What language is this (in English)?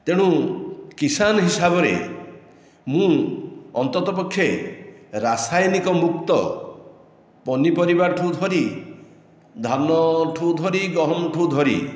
Odia